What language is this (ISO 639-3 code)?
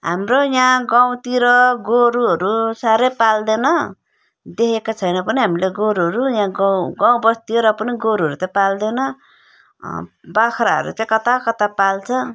nep